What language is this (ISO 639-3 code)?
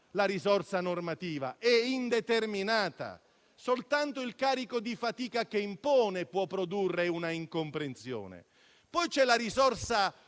ita